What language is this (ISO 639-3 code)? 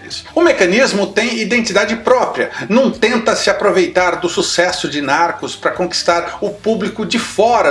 por